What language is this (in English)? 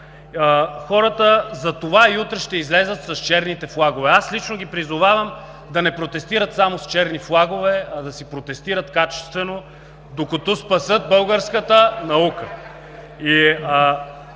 Bulgarian